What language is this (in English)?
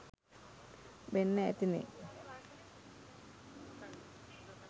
Sinhala